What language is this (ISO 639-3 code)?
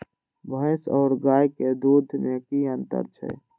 mai